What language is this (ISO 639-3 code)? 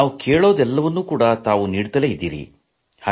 kan